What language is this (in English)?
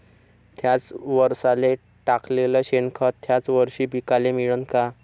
Marathi